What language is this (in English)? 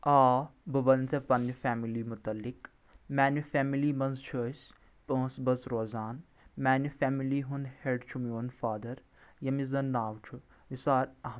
Kashmiri